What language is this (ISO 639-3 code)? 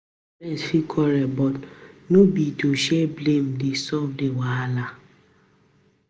pcm